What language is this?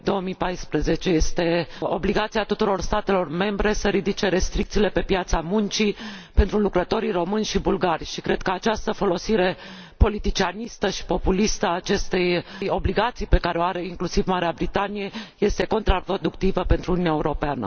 Romanian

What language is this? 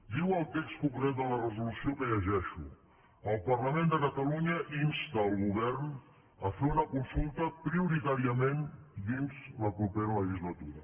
Catalan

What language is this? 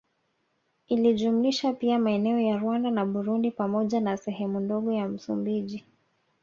Swahili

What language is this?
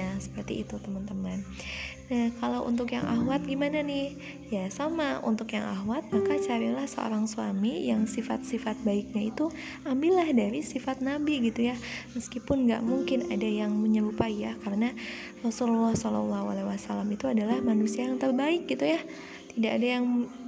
Indonesian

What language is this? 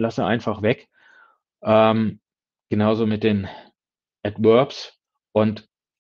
German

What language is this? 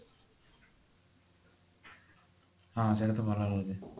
Odia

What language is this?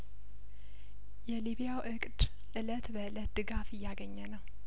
Amharic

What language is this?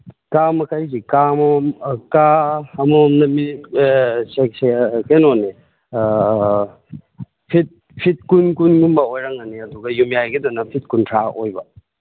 Manipuri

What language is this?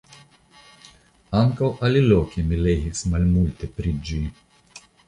Esperanto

